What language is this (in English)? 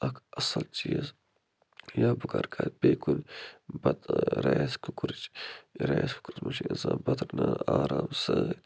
Kashmiri